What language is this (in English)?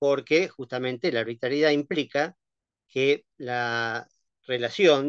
Spanish